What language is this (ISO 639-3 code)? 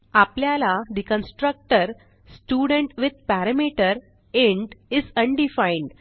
mar